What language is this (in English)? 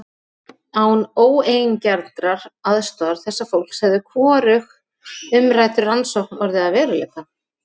Icelandic